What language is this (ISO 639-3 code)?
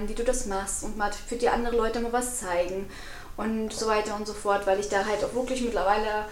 deu